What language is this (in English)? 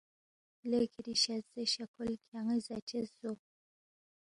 Balti